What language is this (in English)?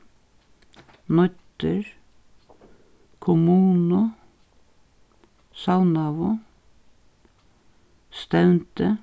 Faroese